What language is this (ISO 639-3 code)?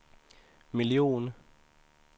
swe